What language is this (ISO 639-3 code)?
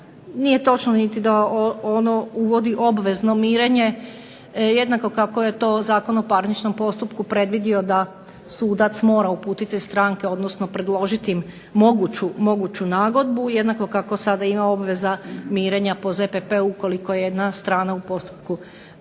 hrv